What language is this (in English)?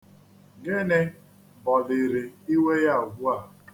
Igbo